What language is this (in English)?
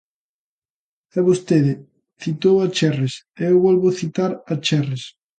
Galician